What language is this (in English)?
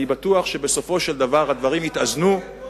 Hebrew